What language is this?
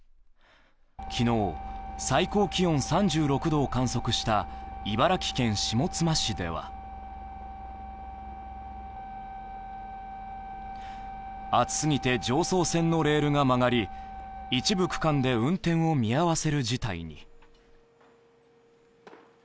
Japanese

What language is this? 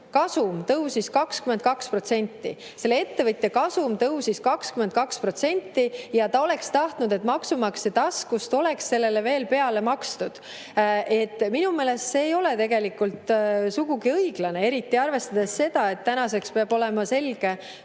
Estonian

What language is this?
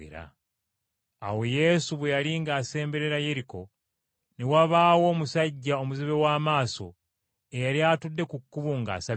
Ganda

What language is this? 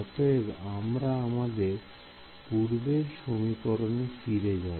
Bangla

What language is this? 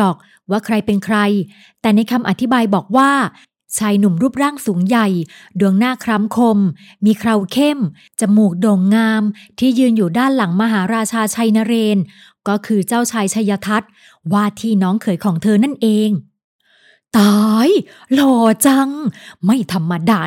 Thai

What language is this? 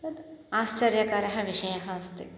Sanskrit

